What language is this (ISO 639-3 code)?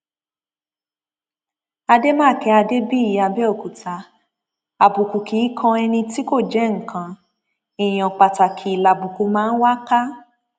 yor